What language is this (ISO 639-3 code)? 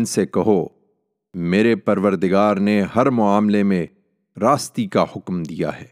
urd